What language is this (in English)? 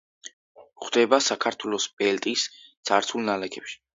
Georgian